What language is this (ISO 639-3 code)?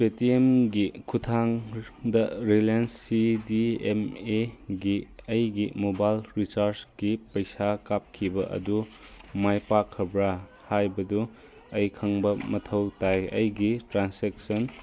mni